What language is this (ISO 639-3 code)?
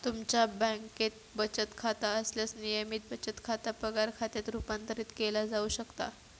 mar